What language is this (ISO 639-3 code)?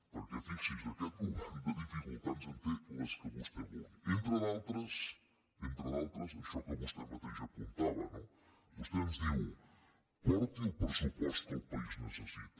cat